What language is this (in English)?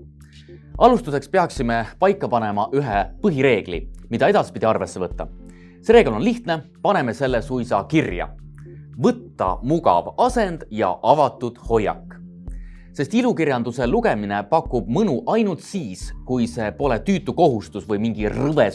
Estonian